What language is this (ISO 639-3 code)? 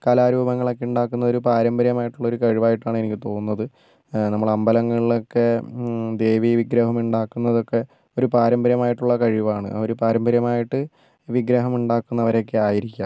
mal